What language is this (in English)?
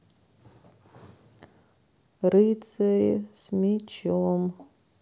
Russian